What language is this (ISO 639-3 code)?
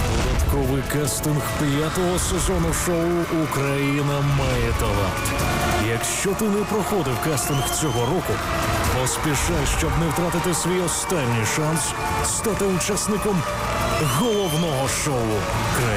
rus